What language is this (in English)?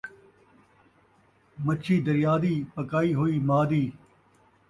Saraiki